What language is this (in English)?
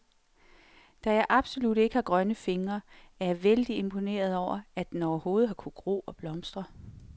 Danish